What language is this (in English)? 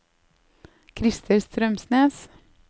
Norwegian